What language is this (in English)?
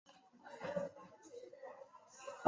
Chinese